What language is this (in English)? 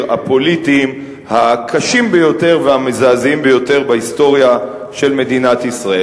Hebrew